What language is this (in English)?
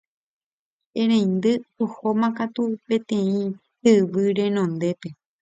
Guarani